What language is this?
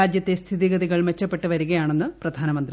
Malayalam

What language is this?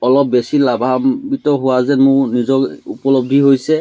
Assamese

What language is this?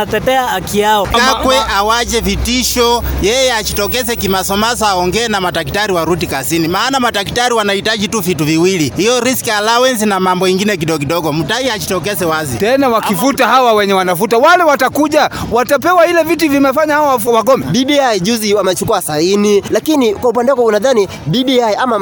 Swahili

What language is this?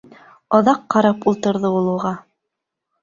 Bashkir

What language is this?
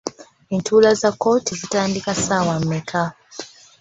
Ganda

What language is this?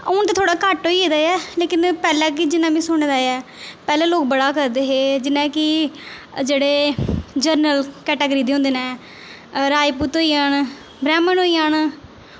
Dogri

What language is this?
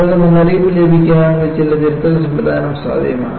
Malayalam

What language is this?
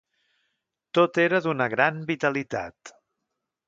Catalan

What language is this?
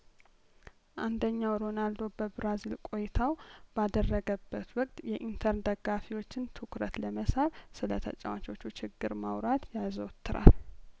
Amharic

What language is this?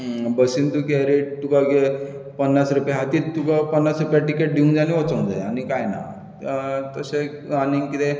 Konkani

